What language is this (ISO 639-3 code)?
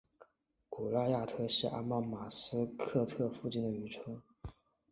zho